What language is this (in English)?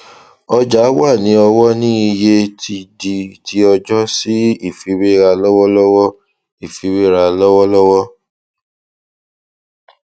Yoruba